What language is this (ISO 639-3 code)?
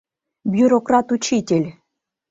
chm